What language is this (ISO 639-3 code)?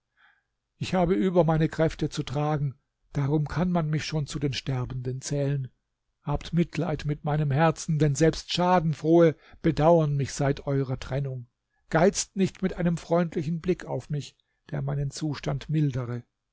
deu